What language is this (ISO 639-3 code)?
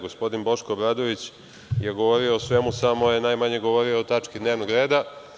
srp